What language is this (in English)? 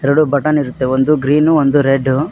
Kannada